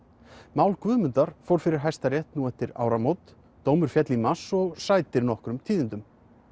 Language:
Icelandic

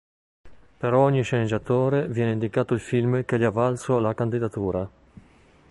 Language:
Italian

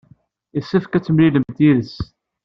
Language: Kabyle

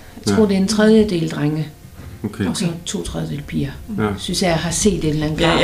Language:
Danish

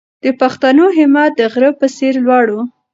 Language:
Pashto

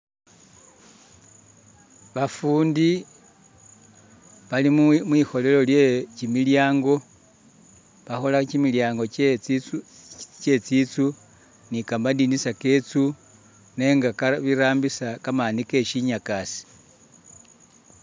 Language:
Masaaba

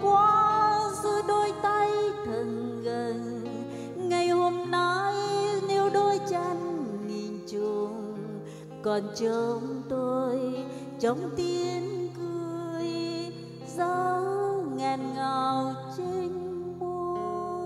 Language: Vietnamese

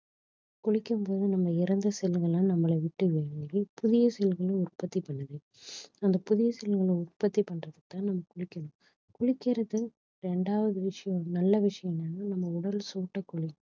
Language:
Tamil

